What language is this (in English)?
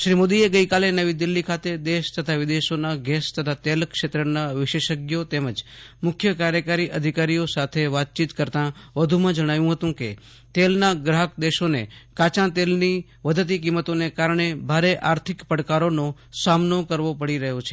Gujarati